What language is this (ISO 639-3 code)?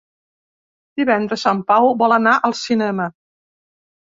cat